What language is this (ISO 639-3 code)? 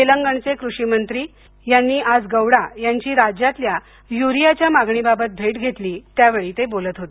mar